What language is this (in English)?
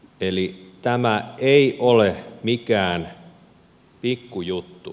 Finnish